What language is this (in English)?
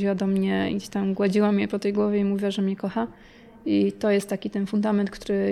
Polish